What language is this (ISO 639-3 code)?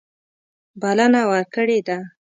pus